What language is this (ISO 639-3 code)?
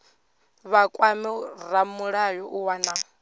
ven